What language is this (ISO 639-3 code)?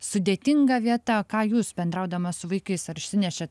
lit